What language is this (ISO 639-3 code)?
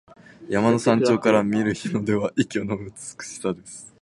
jpn